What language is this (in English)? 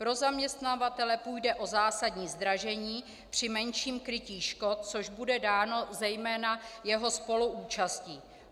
Czech